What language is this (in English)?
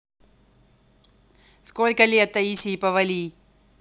Russian